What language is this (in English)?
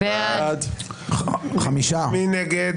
Hebrew